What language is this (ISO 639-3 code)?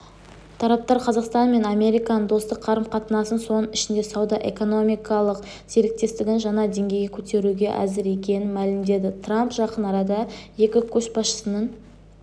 kaz